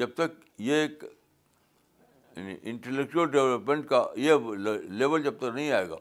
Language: Urdu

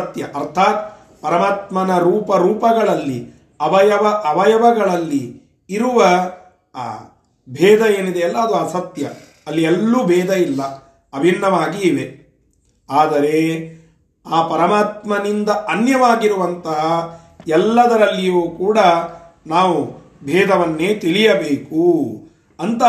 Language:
Kannada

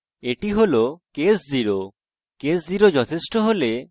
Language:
Bangla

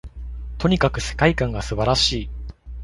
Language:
Japanese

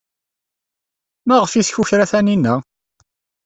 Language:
Kabyle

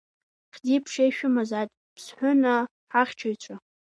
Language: Abkhazian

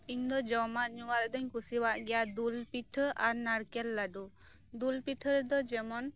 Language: Santali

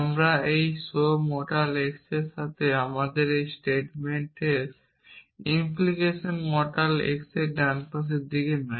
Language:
Bangla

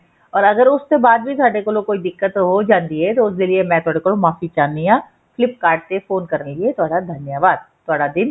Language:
Punjabi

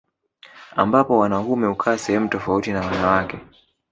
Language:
Swahili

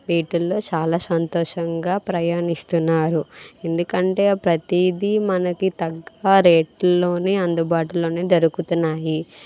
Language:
Telugu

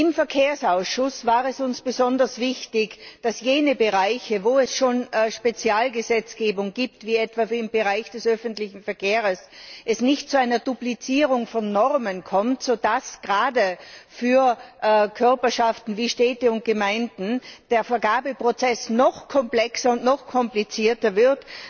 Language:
German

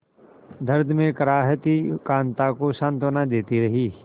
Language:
Hindi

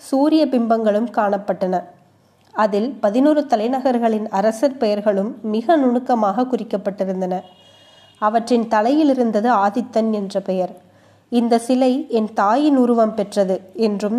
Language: Tamil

